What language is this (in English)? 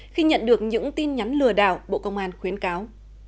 Vietnamese